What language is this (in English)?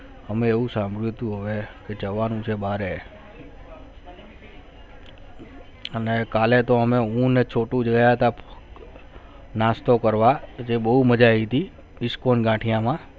Gujarati